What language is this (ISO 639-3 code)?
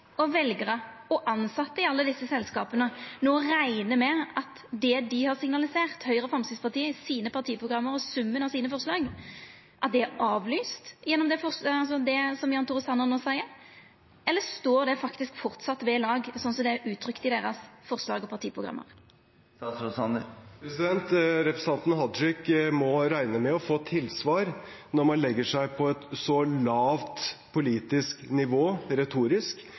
nor